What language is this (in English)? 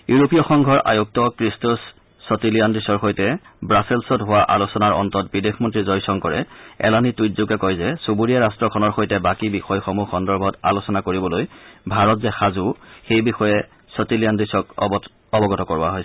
Assamese